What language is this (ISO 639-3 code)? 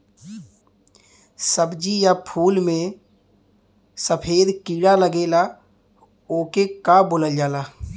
bho